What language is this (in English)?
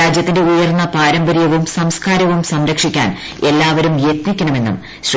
Malayalam